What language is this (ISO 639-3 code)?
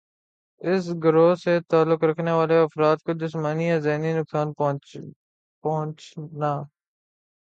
urd